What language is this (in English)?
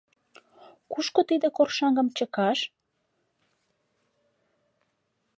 Mari